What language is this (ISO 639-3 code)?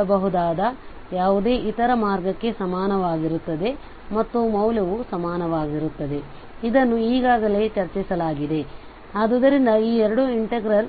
kan